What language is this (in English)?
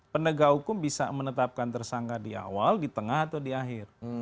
Indonesian